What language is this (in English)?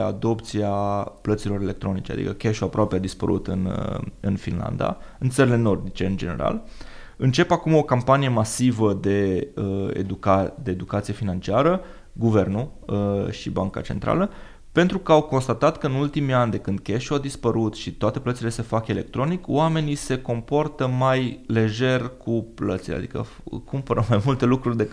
Romanian